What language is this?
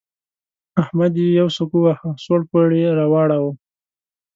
Pashto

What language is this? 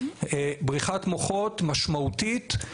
Hebrew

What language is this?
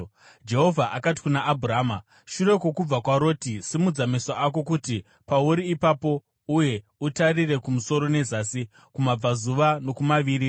Shona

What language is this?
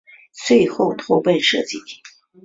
Chinese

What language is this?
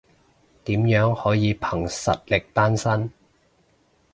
Cantonese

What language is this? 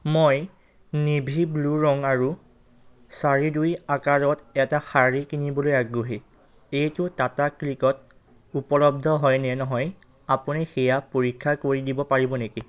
Assamese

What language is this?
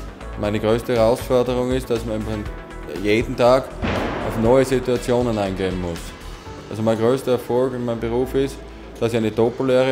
German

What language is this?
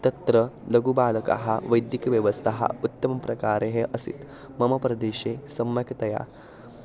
Sanskrit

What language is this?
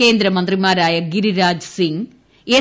Malayalam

